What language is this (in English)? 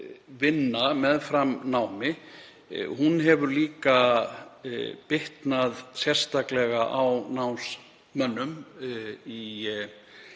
Icelandic